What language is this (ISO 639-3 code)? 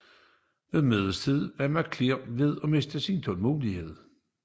dan